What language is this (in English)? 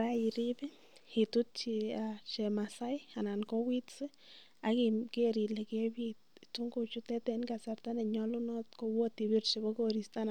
Kalenjin